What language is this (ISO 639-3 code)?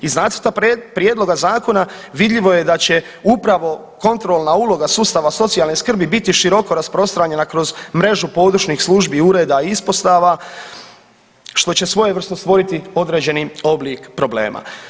hrv